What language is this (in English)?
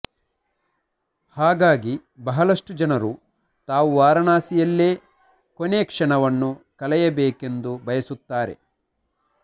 Kannada